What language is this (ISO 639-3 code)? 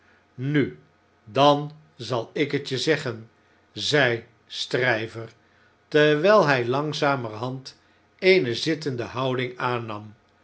nld